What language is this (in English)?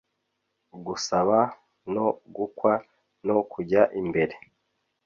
Kinyarwanda